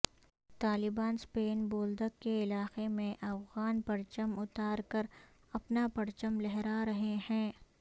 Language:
Urdu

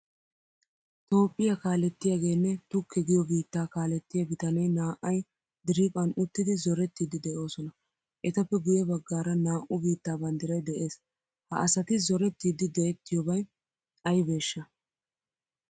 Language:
Wolaytta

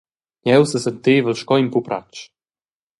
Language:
Romansh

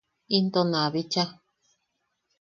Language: Yaqui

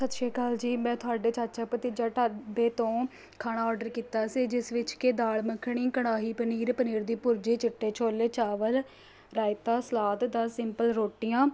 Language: Punjabi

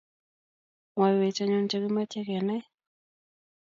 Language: Kalenjin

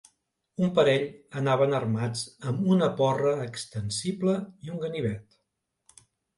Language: Catalan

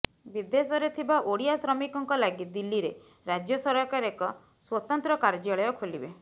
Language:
Odia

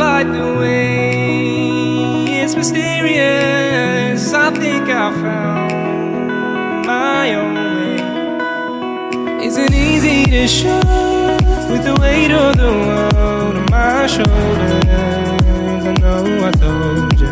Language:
English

